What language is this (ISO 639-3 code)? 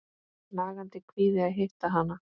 isl